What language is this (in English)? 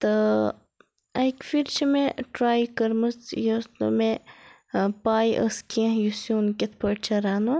Kashmiri